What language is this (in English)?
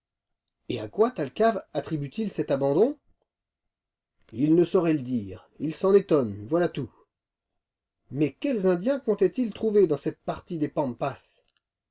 French